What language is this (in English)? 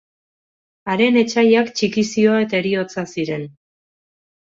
Basque